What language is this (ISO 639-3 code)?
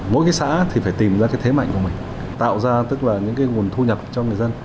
vie